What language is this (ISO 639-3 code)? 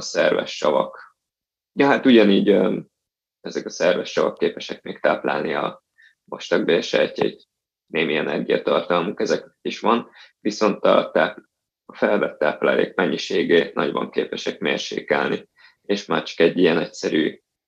hun